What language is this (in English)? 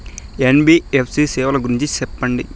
Telugu